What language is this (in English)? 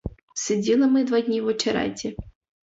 Ukrainian